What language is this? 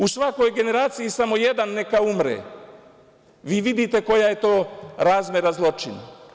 Serbian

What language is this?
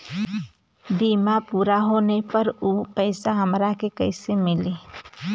Bhojpuri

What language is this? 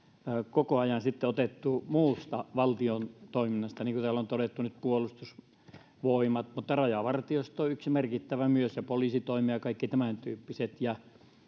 Finnish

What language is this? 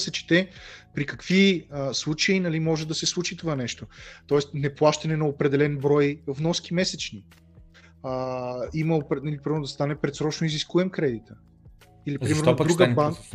Bulgarian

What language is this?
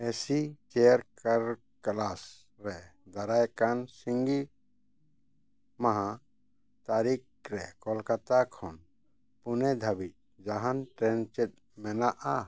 Santali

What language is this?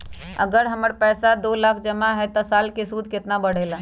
Magahi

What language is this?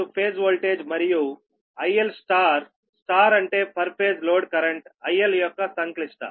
Telugu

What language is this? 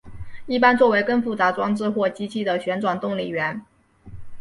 Chinese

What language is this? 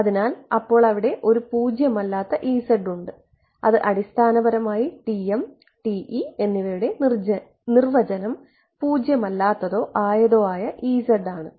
Malayalam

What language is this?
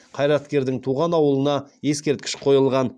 Kazakh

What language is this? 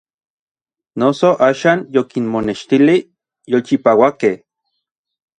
Orizaba Nahuatl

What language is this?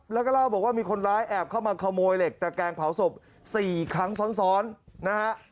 Thai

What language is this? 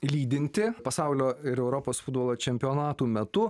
Lithuanian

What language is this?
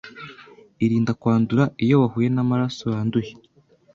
Kinyarwanda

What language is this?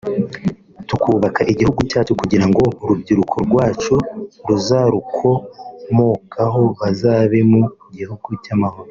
Kinyarwanda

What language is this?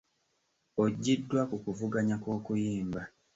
Ganda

